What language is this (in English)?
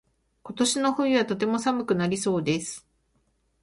Japanese